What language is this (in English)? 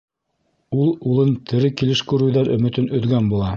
Bashkir